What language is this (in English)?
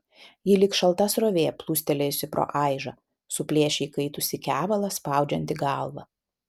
Lithuanian